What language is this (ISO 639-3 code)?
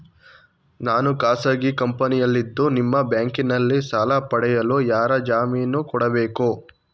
kan